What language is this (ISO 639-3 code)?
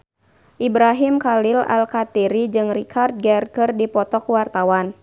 sun